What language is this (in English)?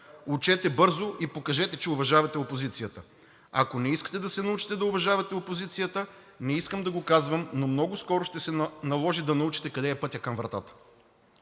Bulgarian